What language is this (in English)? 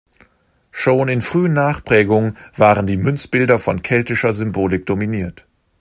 German